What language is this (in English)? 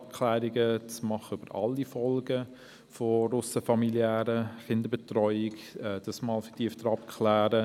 Swiss German